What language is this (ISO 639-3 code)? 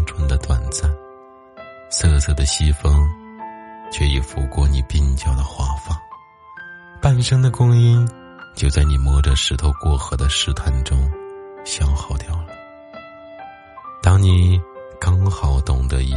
zho